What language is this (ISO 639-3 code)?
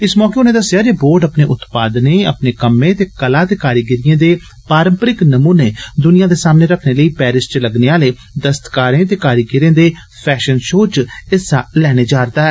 doi